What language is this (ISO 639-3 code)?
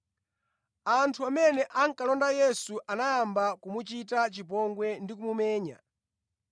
nya